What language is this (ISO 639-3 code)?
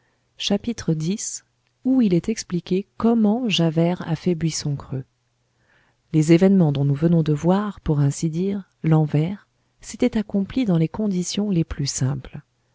fra